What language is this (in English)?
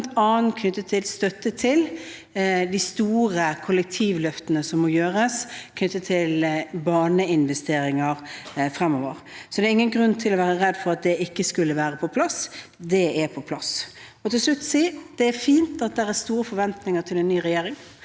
Norwegian